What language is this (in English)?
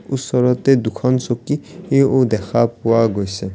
Assamese